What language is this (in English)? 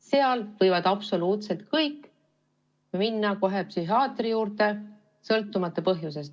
Estonian